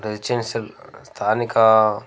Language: Telugu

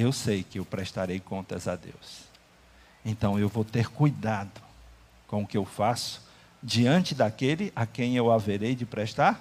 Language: Portuguese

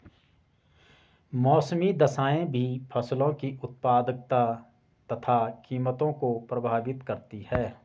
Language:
Hindi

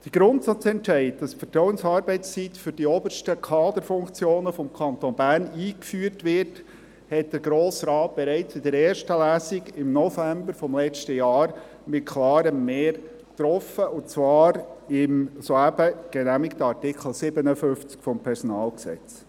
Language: Swiss German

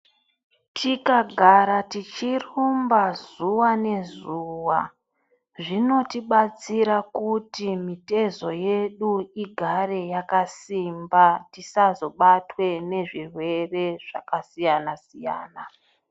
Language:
Ndau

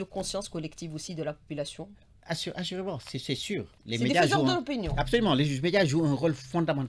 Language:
French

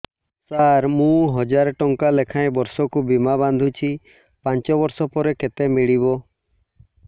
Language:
Odia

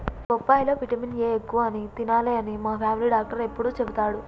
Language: Telugu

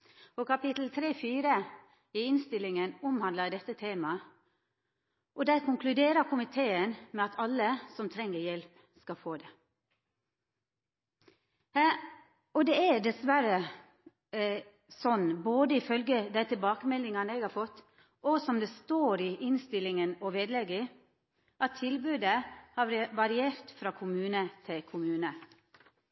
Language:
Norwegian Nynorsk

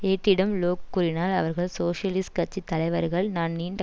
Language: Tamil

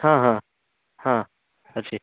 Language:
Odia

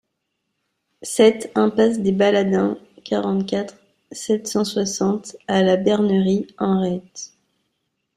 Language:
French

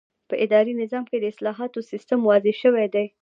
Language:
Pashto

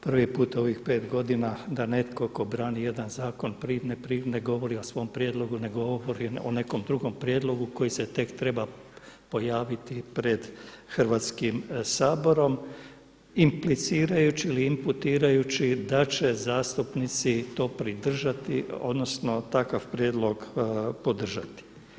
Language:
Croatian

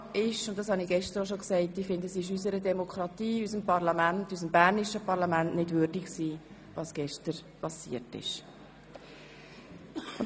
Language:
Swiss German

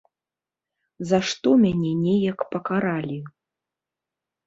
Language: Belarusian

